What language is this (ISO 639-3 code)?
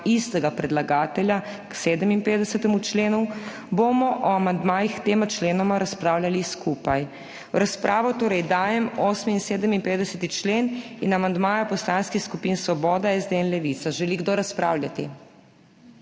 slv